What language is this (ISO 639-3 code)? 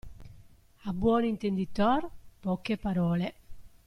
ita